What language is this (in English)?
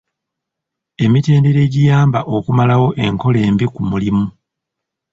Ganda